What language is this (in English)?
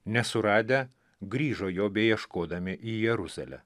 Lithuanian